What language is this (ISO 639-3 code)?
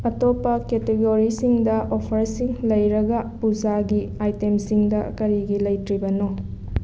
mni